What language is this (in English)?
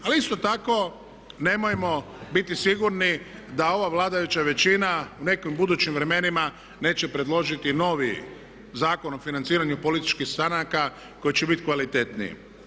Croatian